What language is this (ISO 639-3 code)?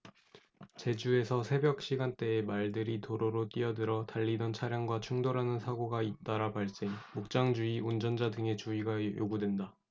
kor